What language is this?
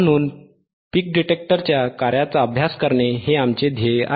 Marathi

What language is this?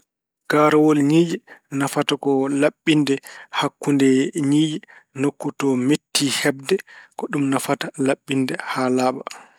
Fula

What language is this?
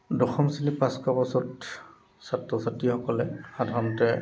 Assamese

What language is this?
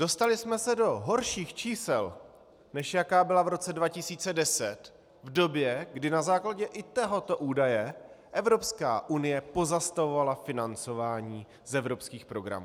Czech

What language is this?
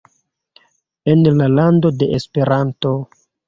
Esperanto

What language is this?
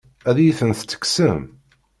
Kabyle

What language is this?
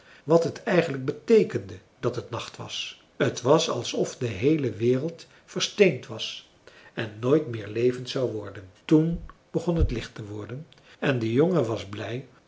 Dutch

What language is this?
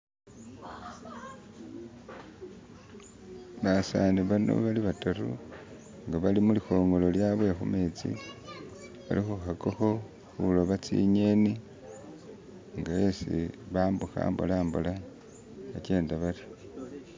Masaaba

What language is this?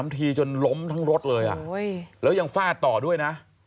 Thai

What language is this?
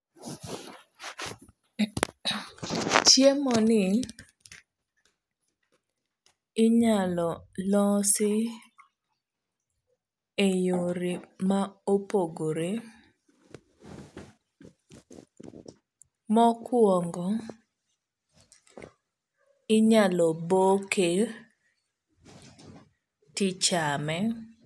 Luo (Kenya and Tanzania)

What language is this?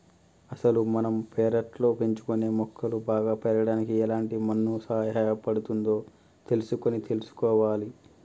Telugu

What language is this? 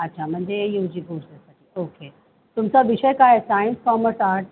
Marathi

